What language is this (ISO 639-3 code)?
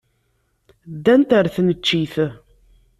kab